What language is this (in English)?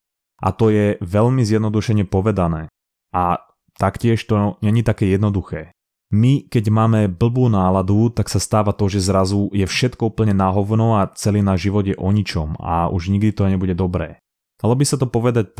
Slovak